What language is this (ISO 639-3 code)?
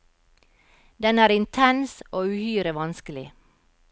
nor